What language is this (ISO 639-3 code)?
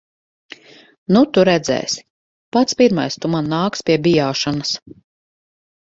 lav